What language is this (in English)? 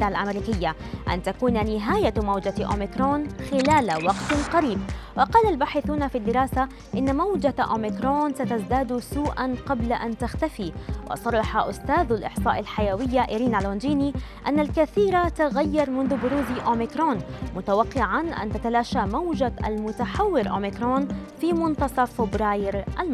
Arabic